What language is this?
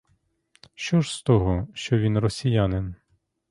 Ukrainian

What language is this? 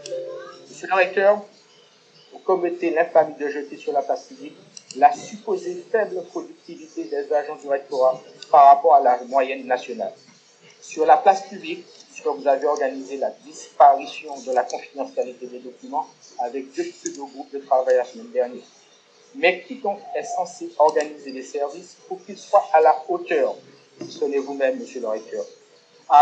French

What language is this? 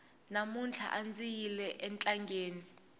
Tsonga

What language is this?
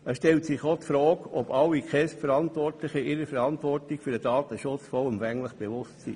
Swiss German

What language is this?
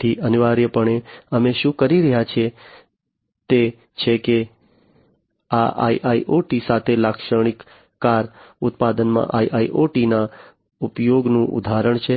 Gujarati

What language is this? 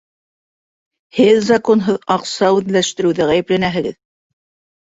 Bashkir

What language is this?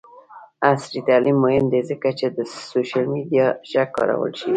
Pashto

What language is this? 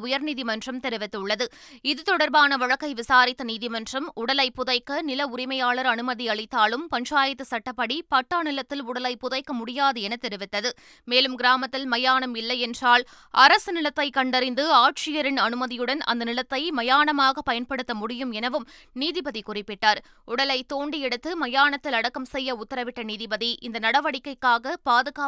Tamil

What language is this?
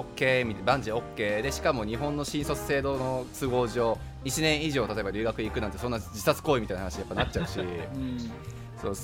Japanese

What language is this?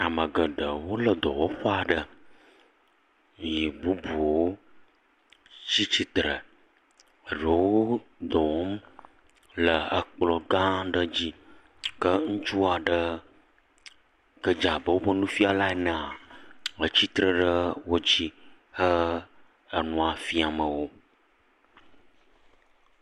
Ewe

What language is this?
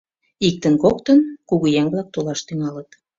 Mari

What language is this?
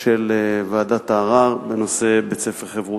Hebrew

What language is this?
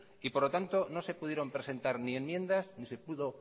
Spanish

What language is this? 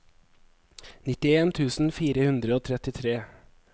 Norwegian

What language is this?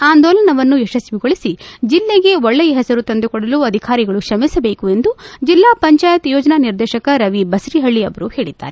Kannada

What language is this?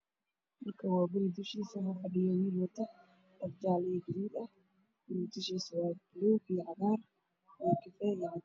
Somali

